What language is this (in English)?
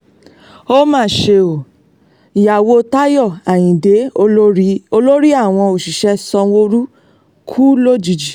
Yoruba